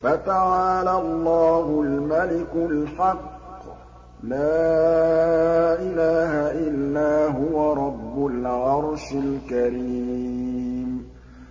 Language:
Arabic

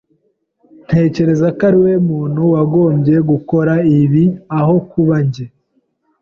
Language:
Kinyarwanda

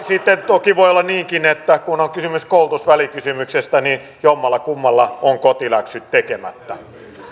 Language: Finnish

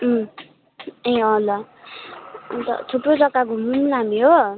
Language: Nepali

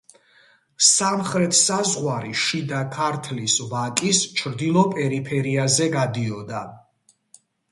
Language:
Georgian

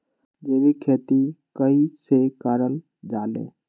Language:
Magahi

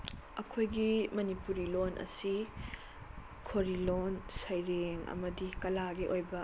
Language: Manipuri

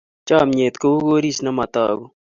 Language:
Kalenjin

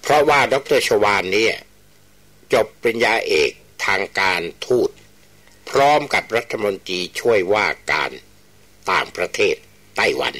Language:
Thai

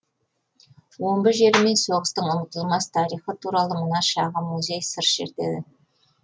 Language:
Kazakh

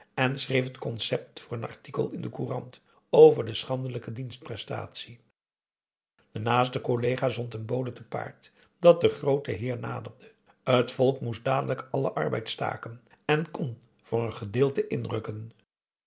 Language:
Dutch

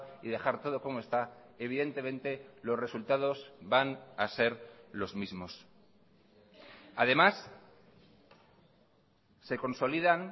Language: Spanish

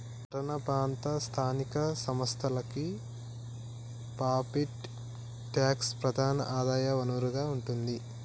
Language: Telugu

